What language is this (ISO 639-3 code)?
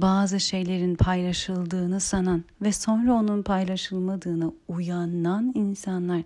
tur